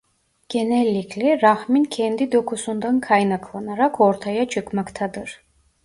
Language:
Turkish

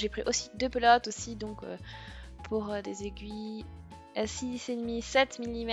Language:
French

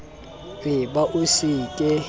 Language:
Southern Sotho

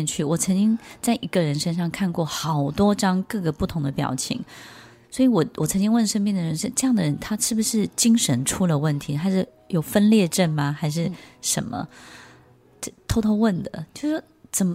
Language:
Chinese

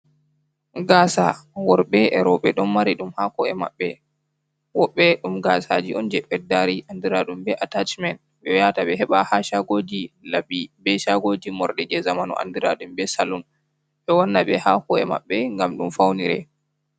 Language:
Fula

